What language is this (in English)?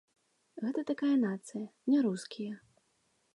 Belarusian